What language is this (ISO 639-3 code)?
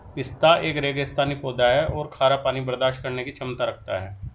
hin